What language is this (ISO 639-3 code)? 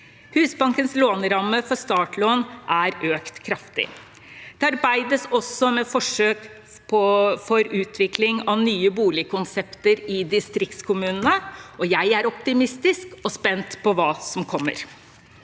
nor